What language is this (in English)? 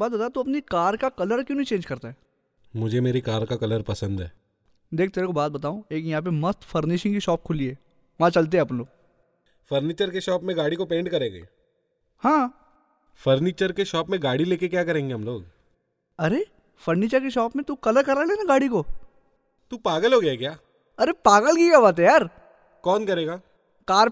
Hindi